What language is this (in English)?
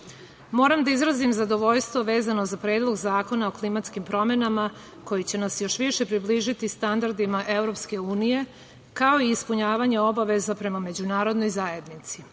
Serbian